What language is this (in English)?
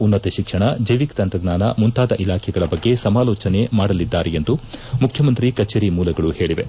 Kannada